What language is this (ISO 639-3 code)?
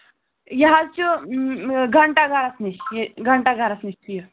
kas